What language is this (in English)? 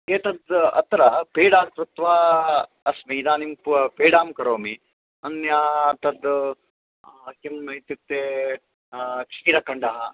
Sanskrit